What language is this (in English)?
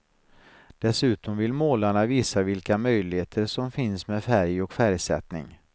Swedish